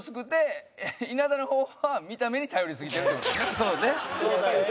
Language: Japanese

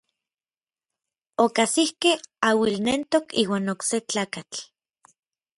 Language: Orizaba Nahuatl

